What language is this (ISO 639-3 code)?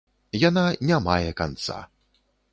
bel